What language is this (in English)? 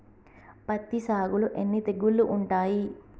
Telugu